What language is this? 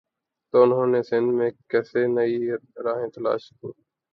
Urdu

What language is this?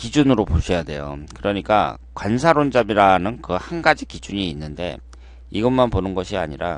Korean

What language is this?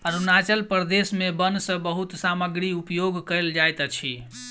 Maithili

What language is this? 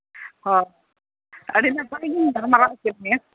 Santali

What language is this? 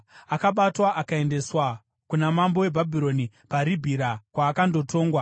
Shona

